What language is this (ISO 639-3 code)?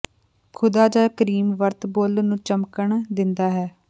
pan